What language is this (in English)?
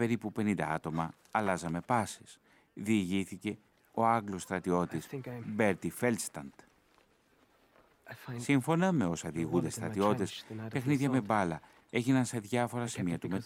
Greek